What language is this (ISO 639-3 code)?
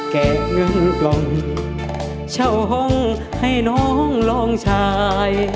tha